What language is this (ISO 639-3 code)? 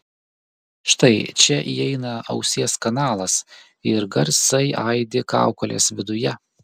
lit